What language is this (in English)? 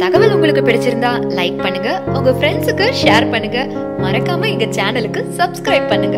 Tamil